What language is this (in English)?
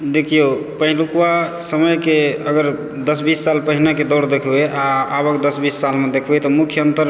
Maithili